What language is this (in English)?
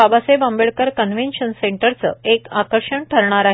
Marathi